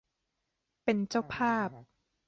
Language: Thai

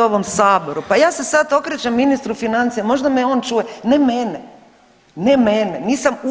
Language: Croatian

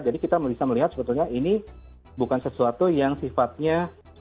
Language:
Indonesian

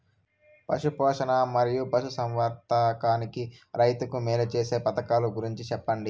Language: Telugu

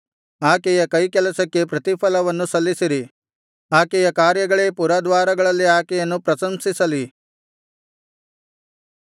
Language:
Kannada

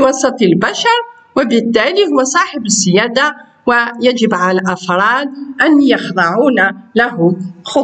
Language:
Arabic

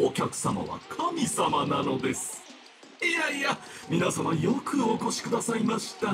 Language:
Japanese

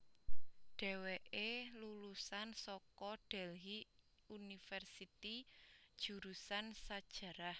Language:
Javanese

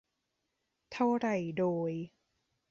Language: Thai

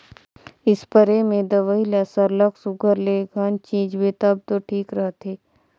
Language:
Chhattisgarhi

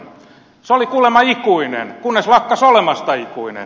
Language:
Finnish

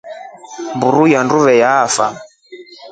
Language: Rombo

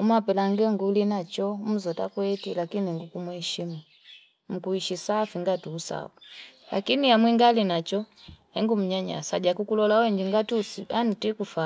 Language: Fipa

